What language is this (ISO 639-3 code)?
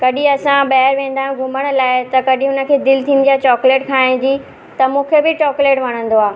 snd